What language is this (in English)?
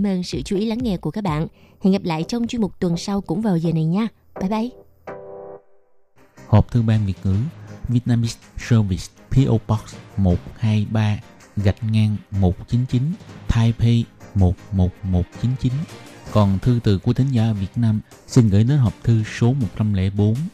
Vietnamese